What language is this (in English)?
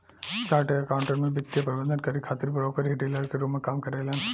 Bhojpuri